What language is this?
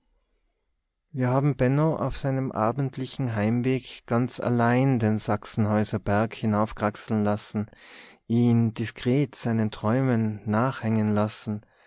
German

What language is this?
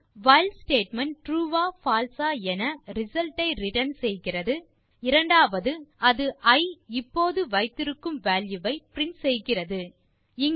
Tamil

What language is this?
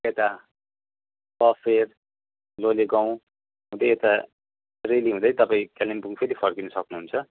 Nepali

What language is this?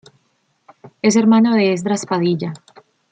Spanish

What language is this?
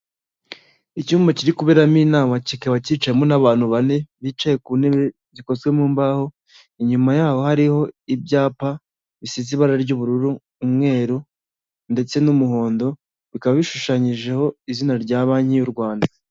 Kinyarwanda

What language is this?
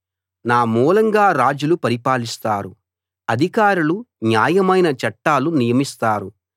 Telugu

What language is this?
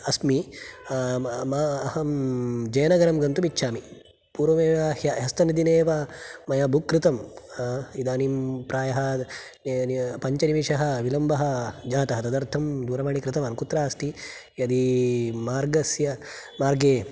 Sanskrit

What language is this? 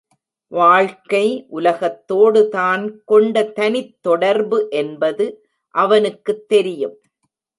Tamil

